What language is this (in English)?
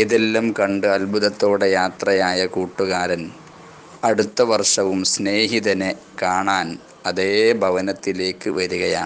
Malayalam